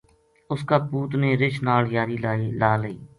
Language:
Gujari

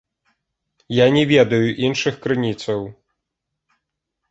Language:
Belarusian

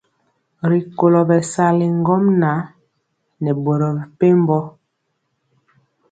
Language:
Mpiemo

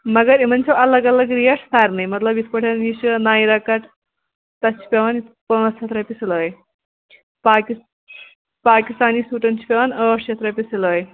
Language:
Kashmiri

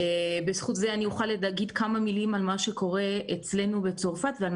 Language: Hebrew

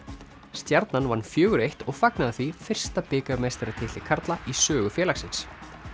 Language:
Icelandic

